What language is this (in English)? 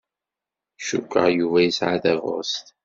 Kabyle